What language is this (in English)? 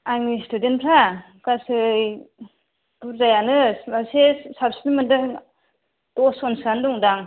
Bodo